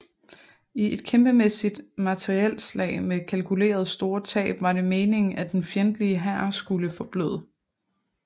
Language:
Danish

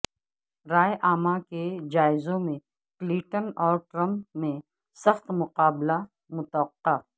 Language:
Urdu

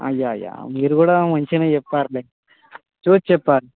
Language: Telugu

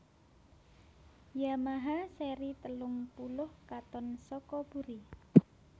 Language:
Javanese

